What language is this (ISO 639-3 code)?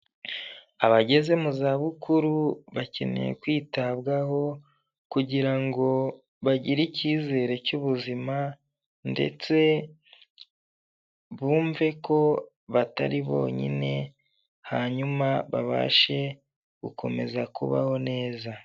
kin